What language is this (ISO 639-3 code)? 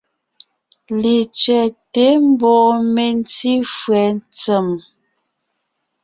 nnh